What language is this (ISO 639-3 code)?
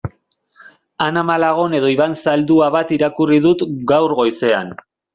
eus